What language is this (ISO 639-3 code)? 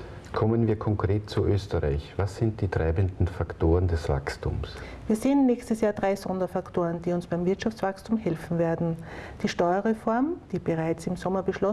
deu